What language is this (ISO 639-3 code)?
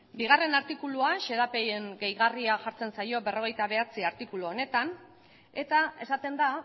eus